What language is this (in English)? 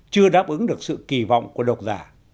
Vietnamese